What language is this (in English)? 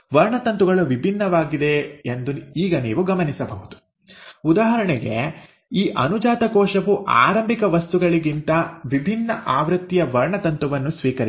Kannada